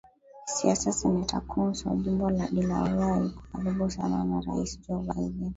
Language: Swahili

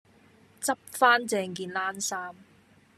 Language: Cantonese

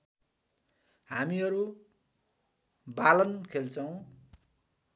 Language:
Nepali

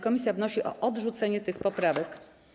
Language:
Polish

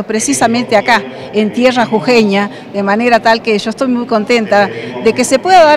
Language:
Spanish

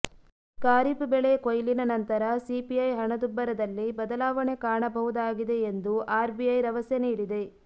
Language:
Kannada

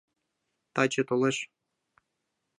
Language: Mari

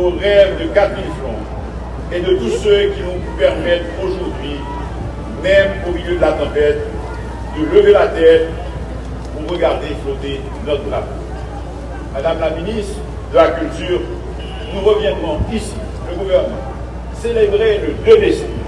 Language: French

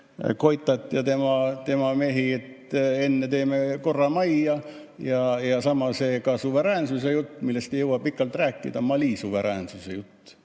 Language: Estonian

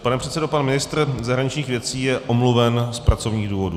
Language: Czech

